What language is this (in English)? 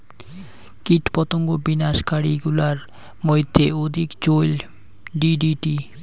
Bangla